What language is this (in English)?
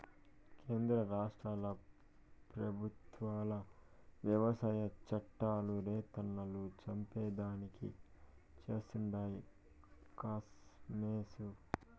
Telugu